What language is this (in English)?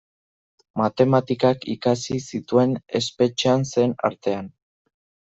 Basque